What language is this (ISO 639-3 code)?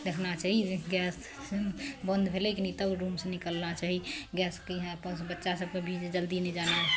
mai